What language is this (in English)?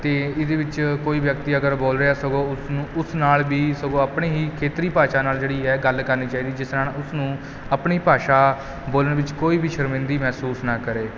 Punjabi